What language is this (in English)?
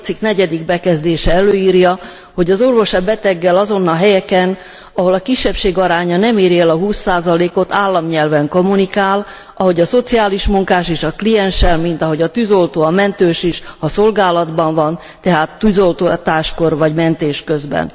Hungarian